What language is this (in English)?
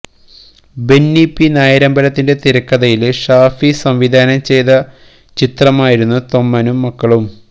Malayalam